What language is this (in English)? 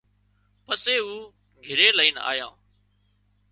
Wadiyara Koli